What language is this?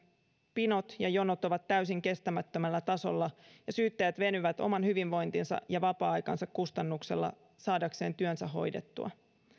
Finnish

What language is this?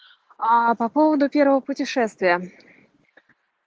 Russian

